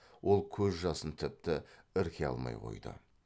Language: Kazakh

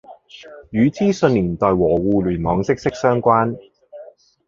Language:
Cantonese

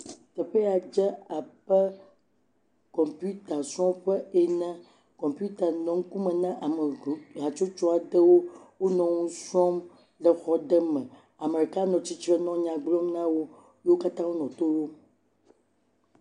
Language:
Ewe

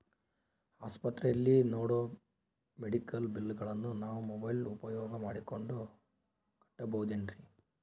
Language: Kannada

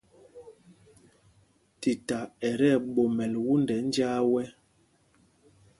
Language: Mpumpong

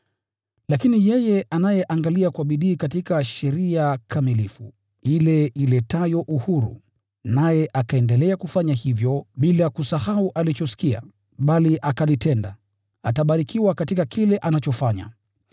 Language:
Swahili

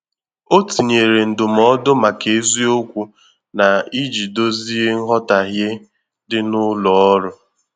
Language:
Igbo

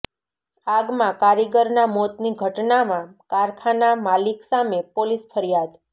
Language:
Gujarati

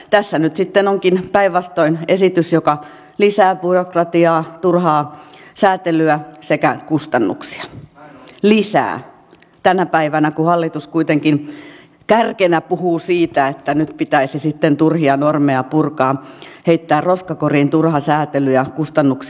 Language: Finnish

